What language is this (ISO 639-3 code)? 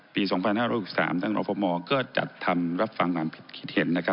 tha